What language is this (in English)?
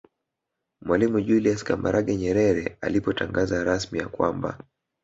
Swahili